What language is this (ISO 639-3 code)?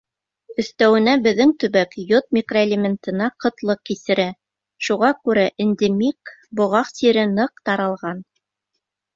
bak